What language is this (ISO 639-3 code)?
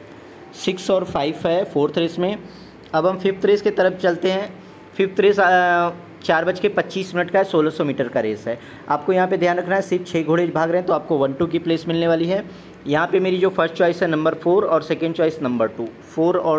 hin